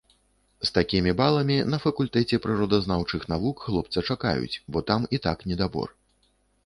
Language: Belarusian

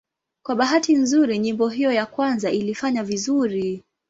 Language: Swahili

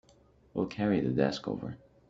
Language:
English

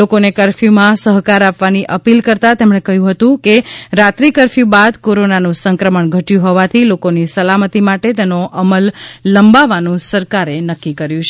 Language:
Gujarati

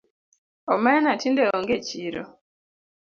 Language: Luo (Kenya and Tanzania)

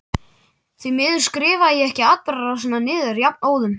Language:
Icelandic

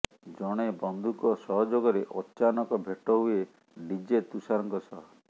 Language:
Odia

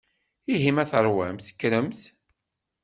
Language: Kabyle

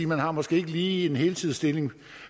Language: Danish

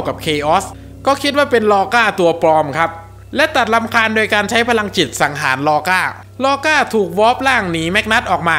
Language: Thai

